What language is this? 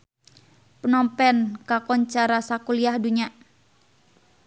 Sundanese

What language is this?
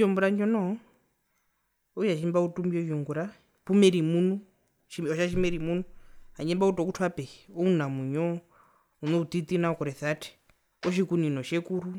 Herero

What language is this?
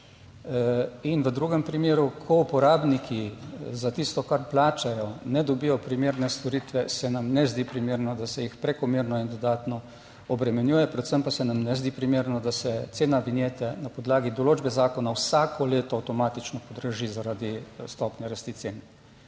Slovenian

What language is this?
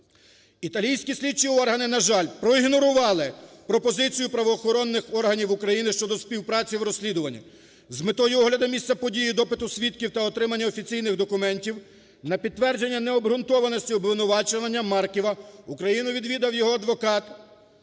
Ukrainian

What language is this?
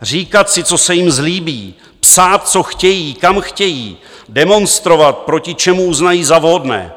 Czech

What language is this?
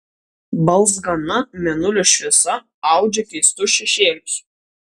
Lithuanian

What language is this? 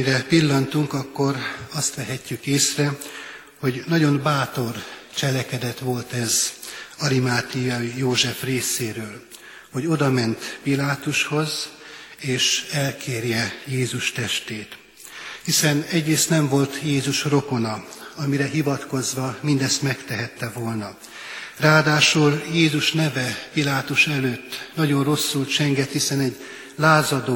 Hungarian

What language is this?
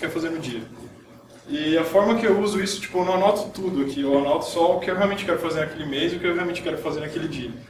Portuguese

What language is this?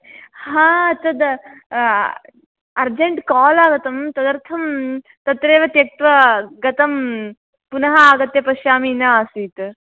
Sanskrit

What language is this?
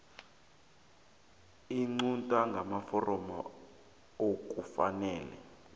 South Ndebele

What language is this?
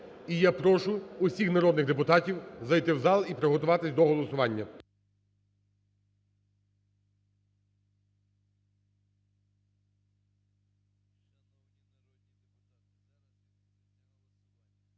Ukrainian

